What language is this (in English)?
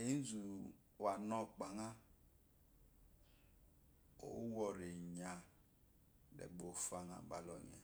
Eloyi